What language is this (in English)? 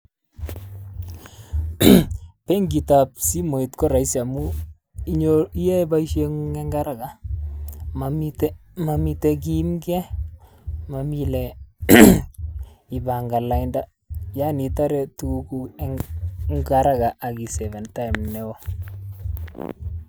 Kalenjin